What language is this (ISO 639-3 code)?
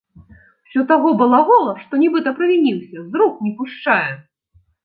bel